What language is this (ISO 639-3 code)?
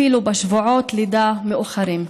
heb